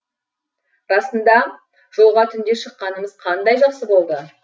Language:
Kazakh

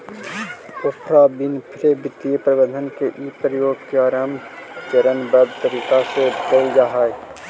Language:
Magahi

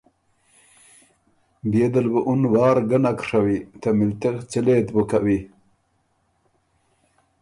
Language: Ormuri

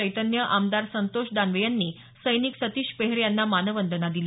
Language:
Marathi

